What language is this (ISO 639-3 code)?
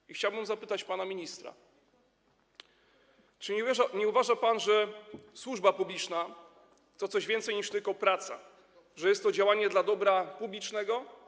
pol